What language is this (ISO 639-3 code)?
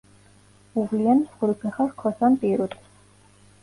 kat